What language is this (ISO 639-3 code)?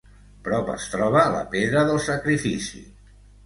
cat